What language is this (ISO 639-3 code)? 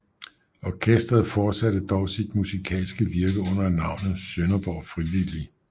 dan